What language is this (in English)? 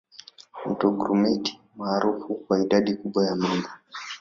Swahili